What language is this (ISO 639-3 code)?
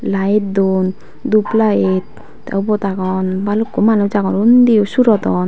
ccp